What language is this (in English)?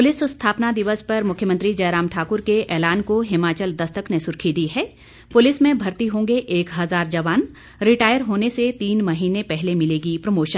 Hindi